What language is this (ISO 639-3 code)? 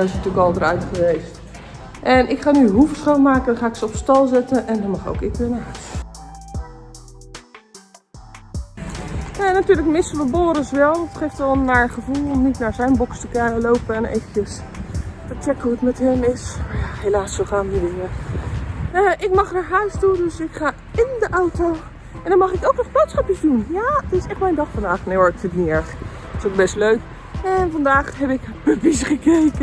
nld